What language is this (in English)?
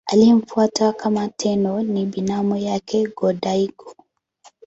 Swahili